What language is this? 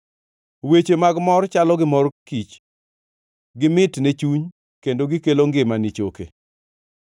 Luo (Kenya and Tanzania)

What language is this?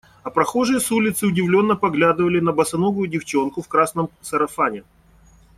Russian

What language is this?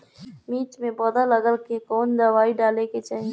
Bhojpuri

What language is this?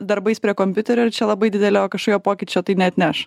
Lithuanian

